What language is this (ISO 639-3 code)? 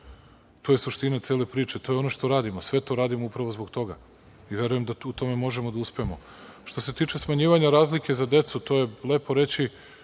srp